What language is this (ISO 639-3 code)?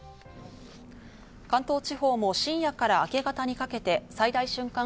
jpn